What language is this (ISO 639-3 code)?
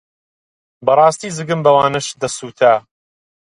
ckb